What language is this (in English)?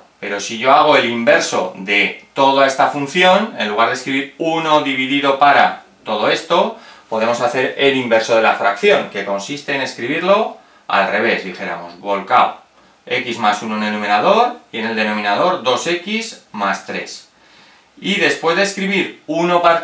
Spanish